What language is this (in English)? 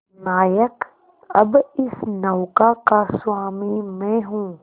Hindi